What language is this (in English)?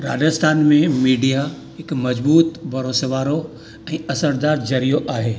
Sindhi